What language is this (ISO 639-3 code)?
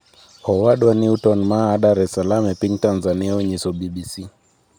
luo